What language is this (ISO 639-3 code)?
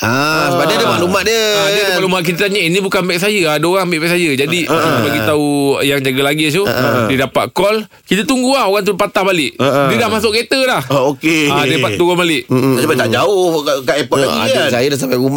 msa